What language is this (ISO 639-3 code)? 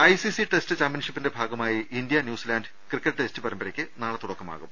mal